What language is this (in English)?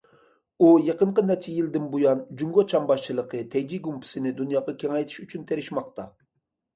Uyghur